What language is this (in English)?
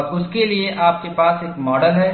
Hindi